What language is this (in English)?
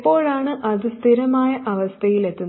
Malayalam